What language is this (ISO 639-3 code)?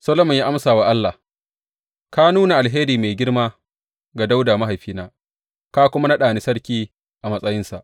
hau